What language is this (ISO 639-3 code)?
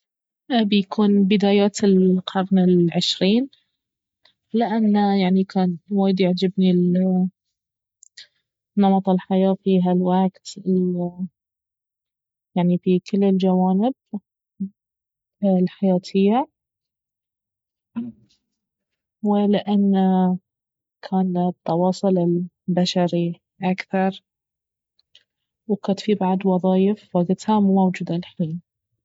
abv